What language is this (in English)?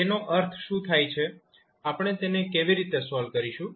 Gujarati